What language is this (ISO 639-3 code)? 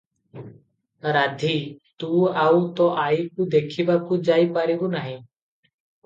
ori